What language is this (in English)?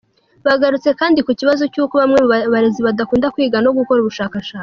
Kinyarwanda